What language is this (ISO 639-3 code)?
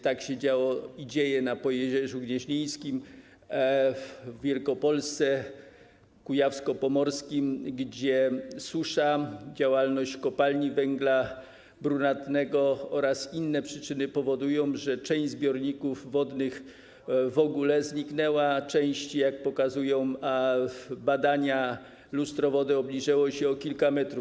pol